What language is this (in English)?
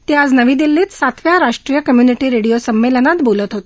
Marathi